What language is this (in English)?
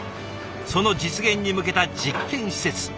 Japanese